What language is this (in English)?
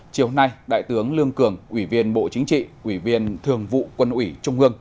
Vietnamese